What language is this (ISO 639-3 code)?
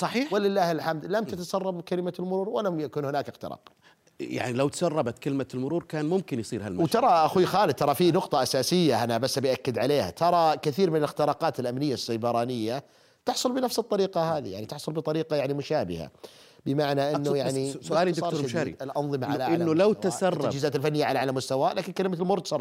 ara